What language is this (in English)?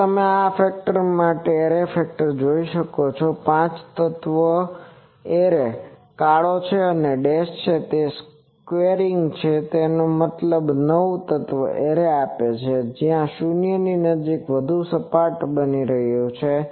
Gujarati